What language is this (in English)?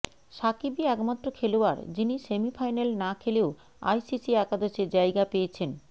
Bangla